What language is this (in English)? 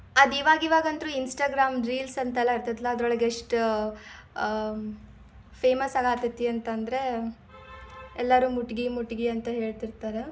Kannada